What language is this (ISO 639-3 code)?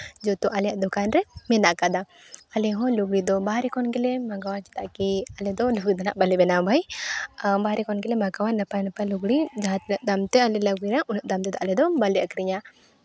sat